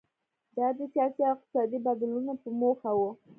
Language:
Pashto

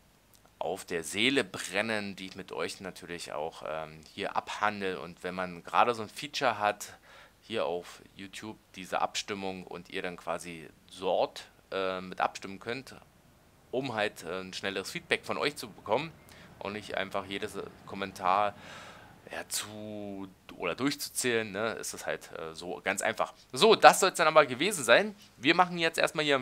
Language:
German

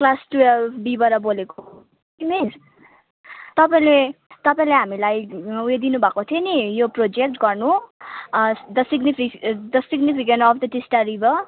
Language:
Nepali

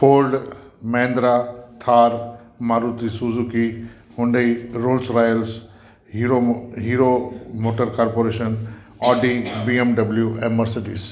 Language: Sindhi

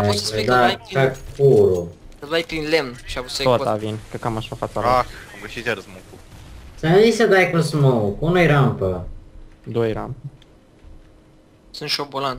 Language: Romanian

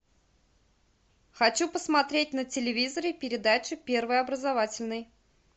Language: Russian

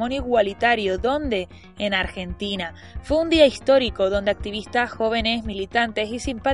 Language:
Spanish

